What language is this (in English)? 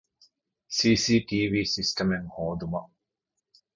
Divehi